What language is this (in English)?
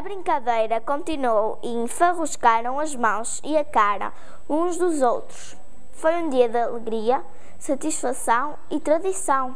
Portuguese